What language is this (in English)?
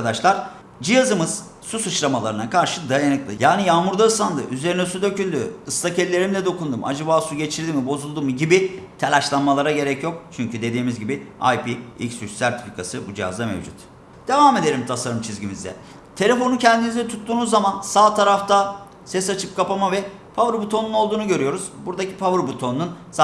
Turkish